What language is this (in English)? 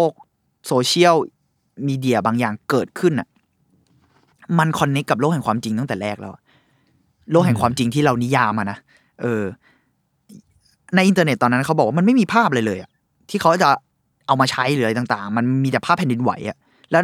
Thai